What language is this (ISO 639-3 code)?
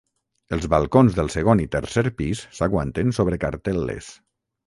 cat